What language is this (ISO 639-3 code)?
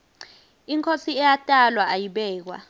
ssw